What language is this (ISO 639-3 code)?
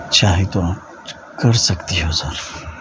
urd